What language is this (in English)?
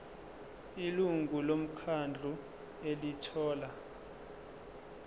Zulu